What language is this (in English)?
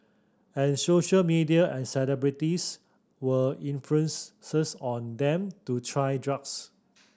English